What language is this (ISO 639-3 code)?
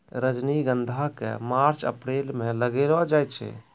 mai